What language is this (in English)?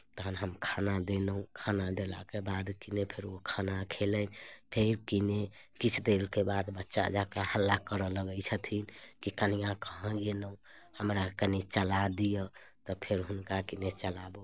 Maithili